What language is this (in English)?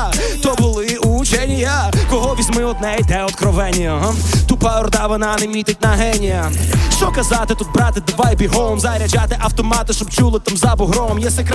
Ukrainian